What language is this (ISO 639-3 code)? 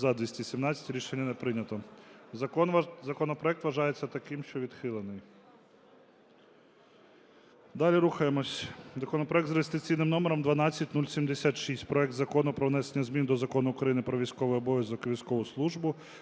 ukr